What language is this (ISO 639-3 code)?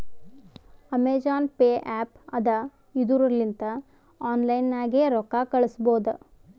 kan